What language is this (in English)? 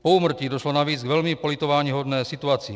Czech